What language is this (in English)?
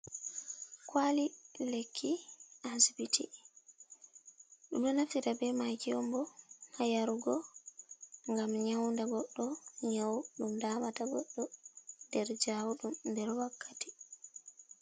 Fula